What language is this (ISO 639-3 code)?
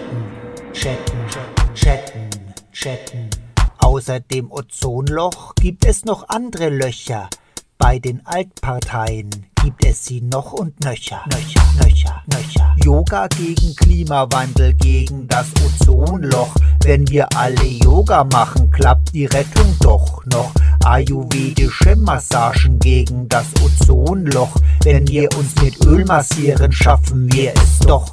deu